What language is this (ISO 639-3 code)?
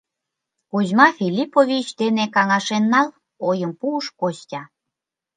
chm